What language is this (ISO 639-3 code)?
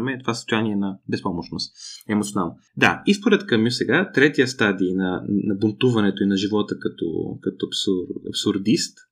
bul